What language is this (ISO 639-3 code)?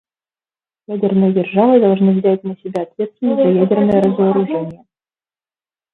rus